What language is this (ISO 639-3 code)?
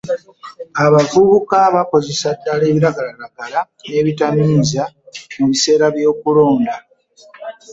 lug